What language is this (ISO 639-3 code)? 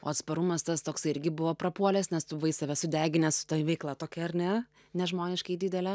lit